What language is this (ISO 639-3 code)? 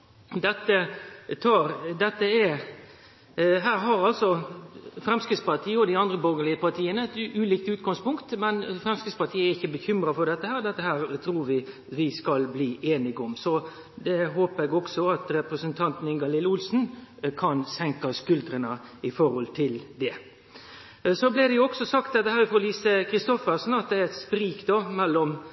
nno